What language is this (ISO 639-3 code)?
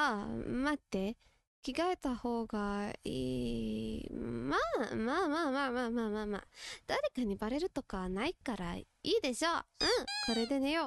jpn